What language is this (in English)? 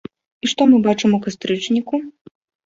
Belarusian